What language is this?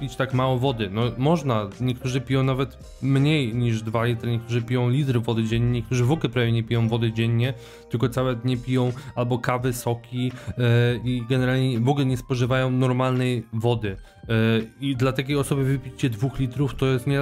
Polish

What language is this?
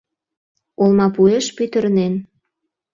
Mari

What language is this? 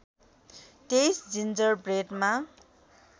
Nepali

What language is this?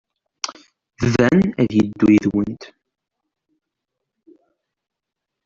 Kabyle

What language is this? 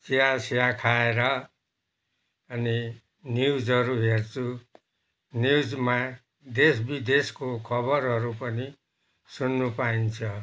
Nepali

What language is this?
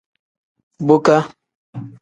Tem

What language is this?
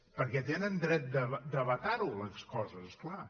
Catalan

